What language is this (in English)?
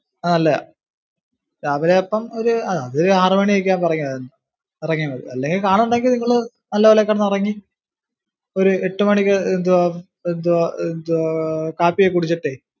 Malayalam